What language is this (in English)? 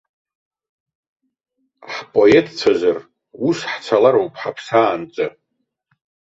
Abkhazian